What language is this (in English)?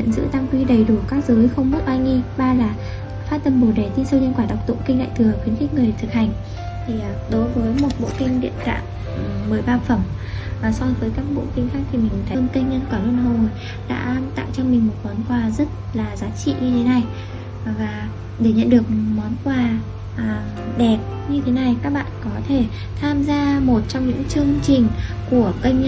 Vietnamese